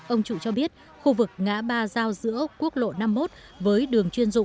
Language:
Vietnamese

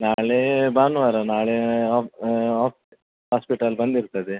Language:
Kannada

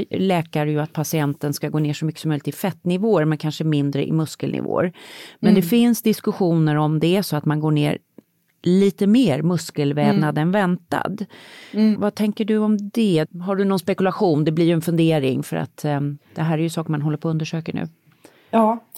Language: Swedish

